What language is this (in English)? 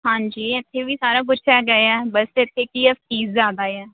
Punjabi